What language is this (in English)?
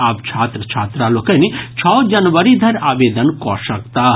Maithili